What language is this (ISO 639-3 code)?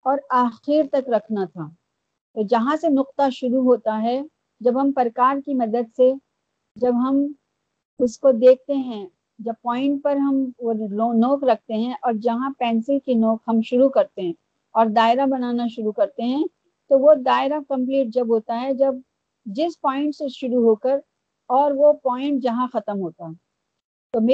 urd